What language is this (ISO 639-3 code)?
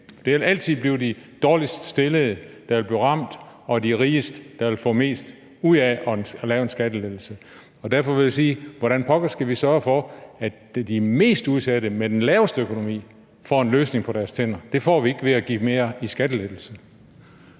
dan